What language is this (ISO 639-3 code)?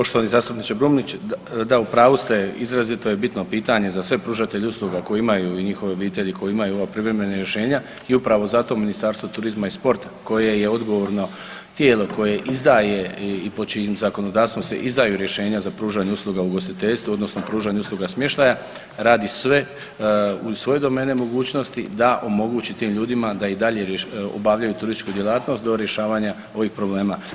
hrv